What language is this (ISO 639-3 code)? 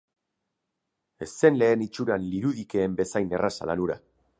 eus